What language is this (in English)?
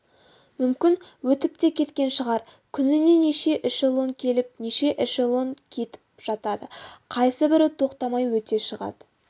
Kazakh